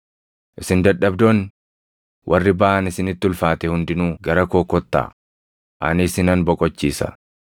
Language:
Oromo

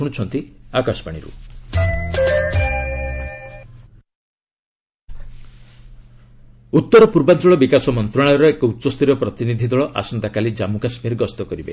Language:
Odia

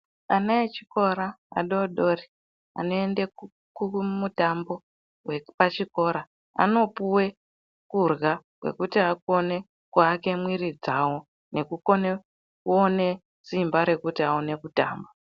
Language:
Ndau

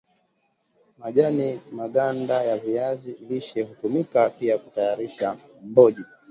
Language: Swahili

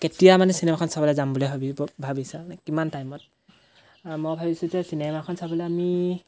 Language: Assamese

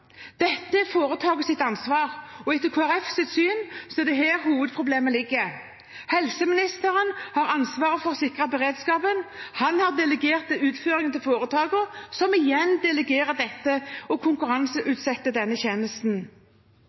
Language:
Norwegian Bokmål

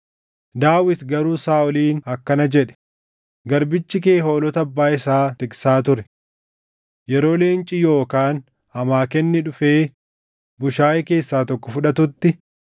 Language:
Oromo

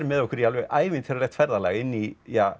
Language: Icelandic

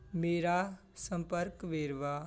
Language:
Punjabi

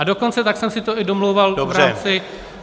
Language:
Czech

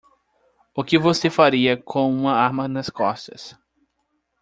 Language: Portuguese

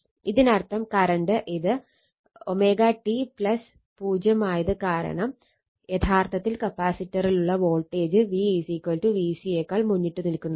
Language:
Malayalam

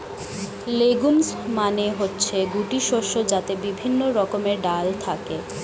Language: Bangla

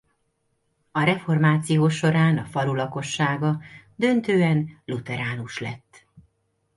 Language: Hungarian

